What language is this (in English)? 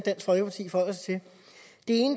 Danish